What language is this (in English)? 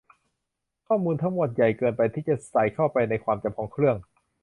Thai